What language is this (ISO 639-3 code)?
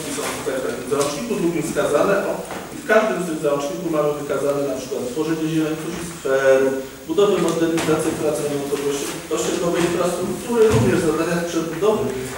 pol